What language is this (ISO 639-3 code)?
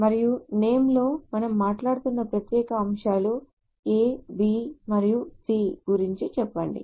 tel